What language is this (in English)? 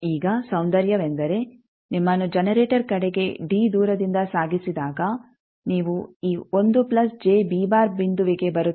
Kannada